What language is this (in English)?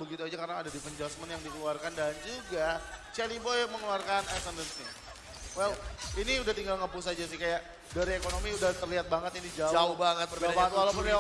Indonesian